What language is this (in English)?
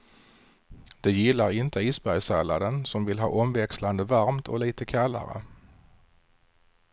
Swedish